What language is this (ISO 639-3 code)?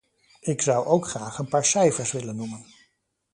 nld